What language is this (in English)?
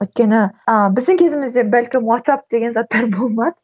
Kazakh